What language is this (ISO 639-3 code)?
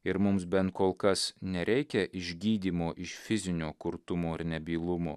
lit